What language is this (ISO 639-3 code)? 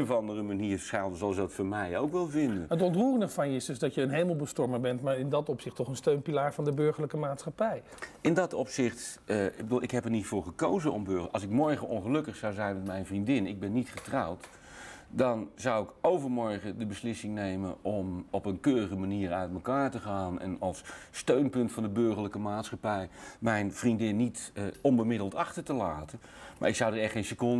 nld